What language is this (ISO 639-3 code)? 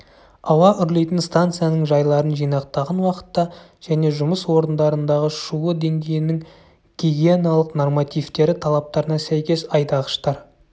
kaz